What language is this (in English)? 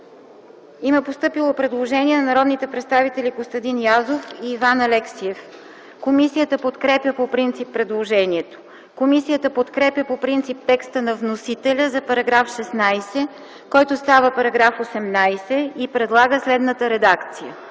Bulgarian